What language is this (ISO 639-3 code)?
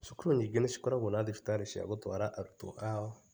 kik